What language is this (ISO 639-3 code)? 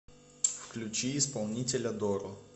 rus